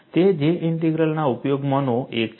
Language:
Gujarati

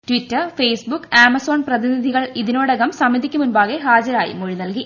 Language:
Malayalam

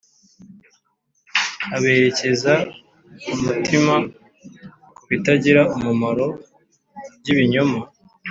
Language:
Kinyarwanda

